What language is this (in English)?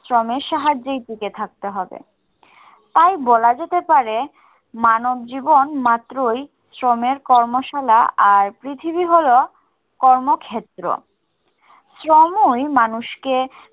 Bangla